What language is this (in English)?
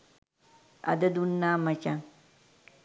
Sinhala